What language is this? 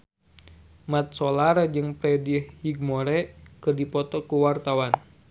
Sundanese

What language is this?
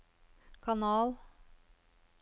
Norwegian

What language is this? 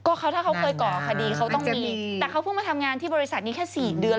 Thai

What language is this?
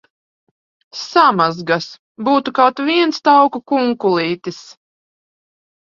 Latvian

